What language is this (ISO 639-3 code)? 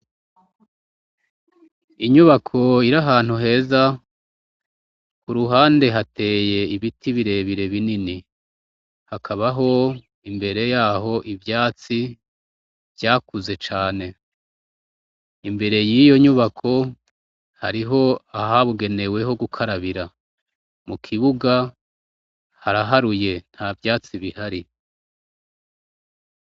run